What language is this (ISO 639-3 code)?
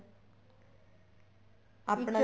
pan